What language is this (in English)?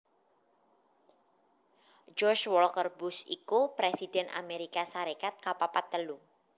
Javanese